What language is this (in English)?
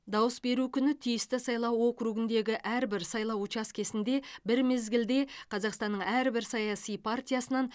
Kazakh